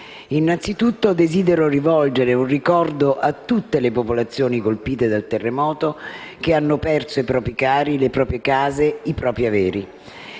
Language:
Italian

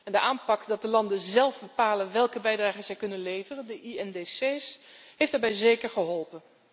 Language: Dutch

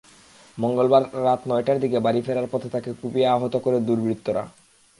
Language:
Bangla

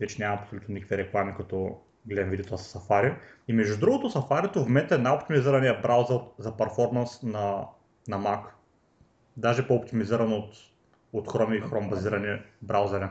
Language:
Bulgarian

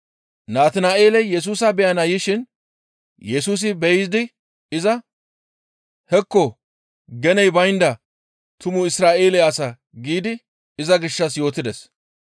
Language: Gamo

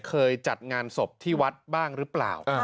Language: Thai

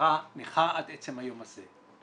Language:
Hebrew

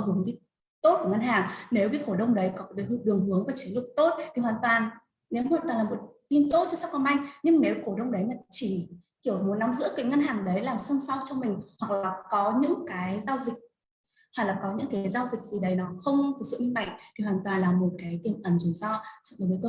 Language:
Vietnamese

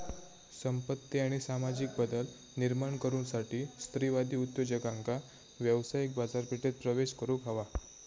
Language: Marathi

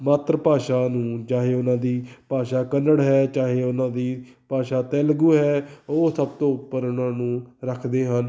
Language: Punjabi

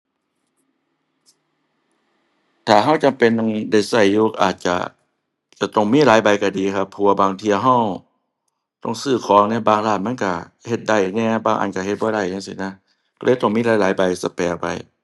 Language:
Thai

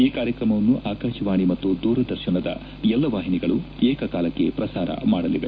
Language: Kannada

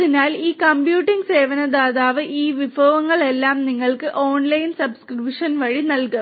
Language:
Malayalam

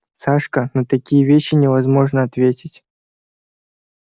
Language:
Russian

